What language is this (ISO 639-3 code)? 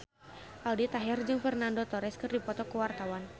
sun